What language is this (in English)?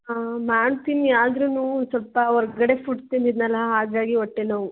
Kannada